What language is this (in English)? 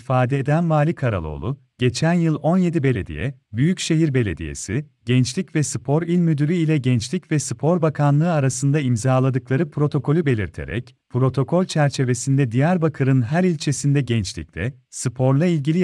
Turkish